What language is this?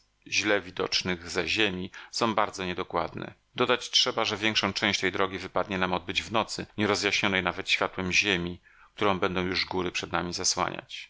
Polish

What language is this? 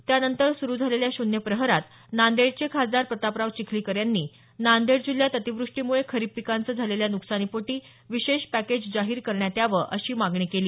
Marathi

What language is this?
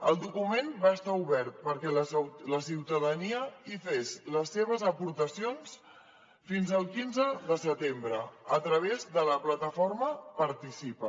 Catalan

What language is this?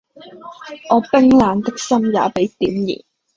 Cantonese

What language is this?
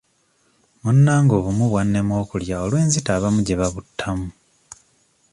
Ganda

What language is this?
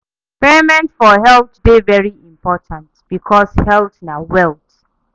Nigerian Pidgin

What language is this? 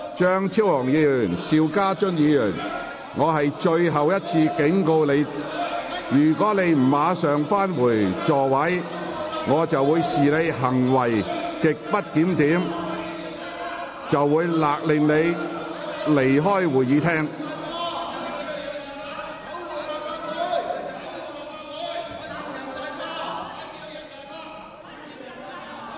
Cantonese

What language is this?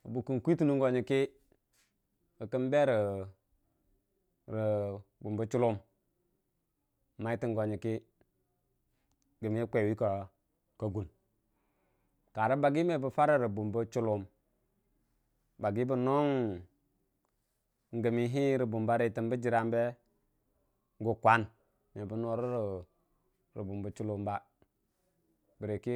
Dijim-Bwilim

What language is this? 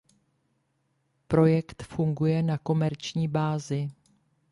Czech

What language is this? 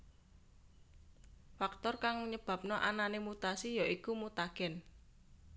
Javanese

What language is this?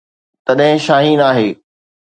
Sindhi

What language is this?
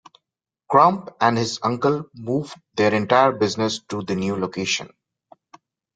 English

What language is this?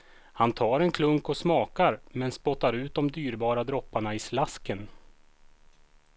Swedish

